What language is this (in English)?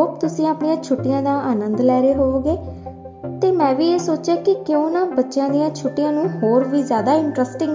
Hindi